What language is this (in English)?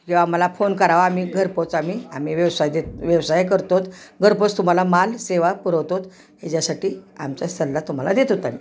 Marathi